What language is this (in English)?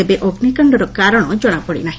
Odia